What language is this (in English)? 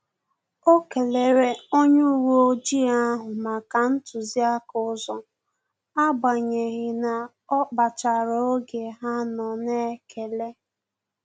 Igbo